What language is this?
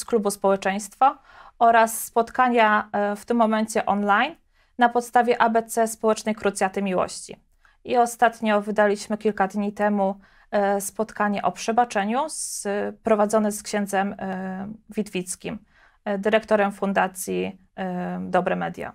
Polish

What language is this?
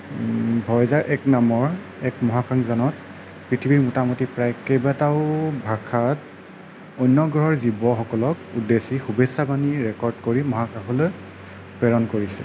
Assamese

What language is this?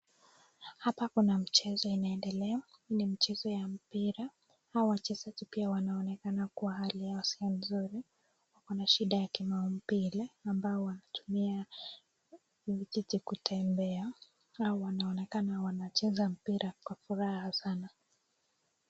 Swahili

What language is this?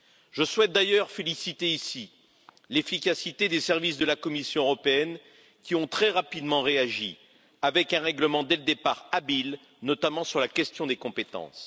French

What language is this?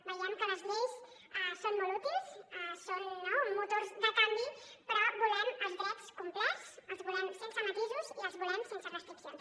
Catalan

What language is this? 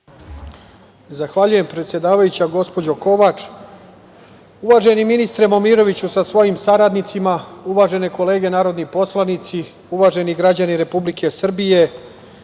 Serbian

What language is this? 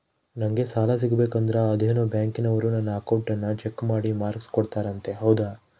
Kannada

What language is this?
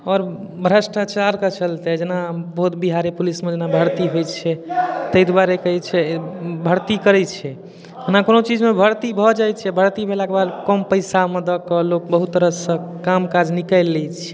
Maithili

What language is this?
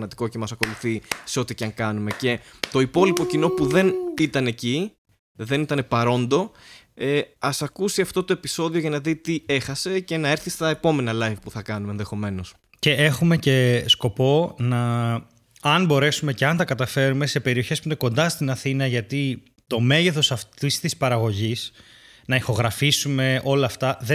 Greek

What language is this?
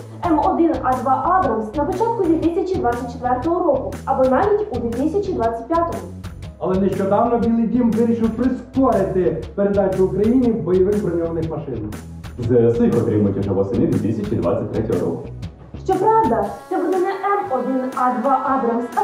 Ukrainian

